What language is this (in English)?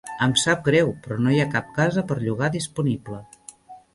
Catalan